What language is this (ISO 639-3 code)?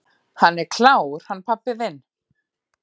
isl